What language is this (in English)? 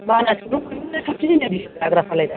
Bodo